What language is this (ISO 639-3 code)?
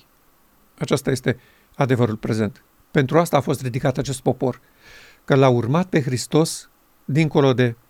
ron